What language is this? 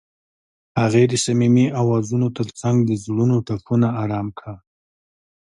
Pashto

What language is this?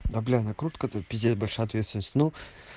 Russian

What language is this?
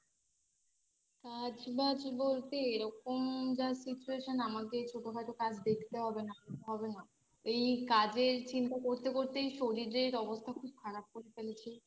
Bangla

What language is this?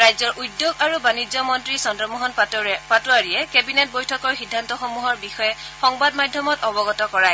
Assamese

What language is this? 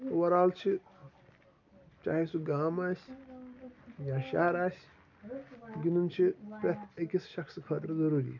Kashmiri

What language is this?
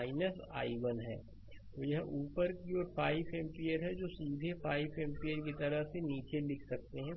Hindi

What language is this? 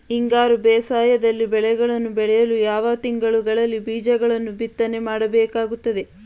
Kannada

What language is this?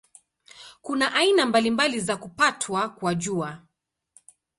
Swahili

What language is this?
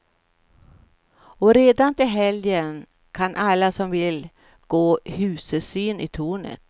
Swedish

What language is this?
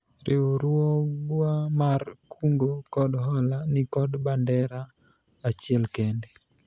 Luo (Kenya and Tanzania)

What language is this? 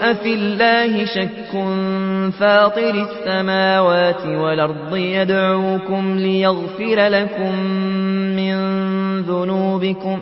Arabic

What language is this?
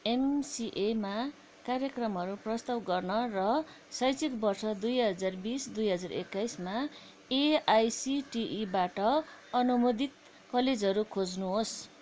Nepali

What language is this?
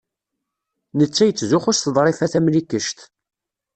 Kabyle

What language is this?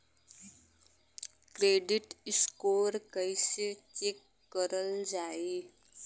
Bhojpuri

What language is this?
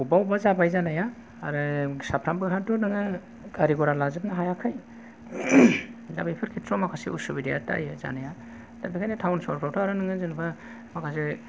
Bodo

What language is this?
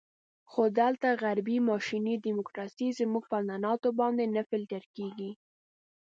Pashto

